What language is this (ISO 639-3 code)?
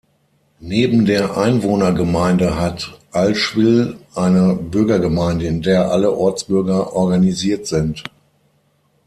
deu